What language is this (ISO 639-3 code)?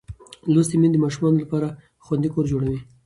pus